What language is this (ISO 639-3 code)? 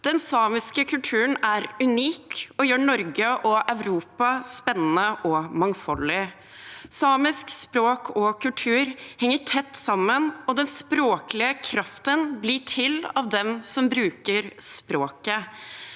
nor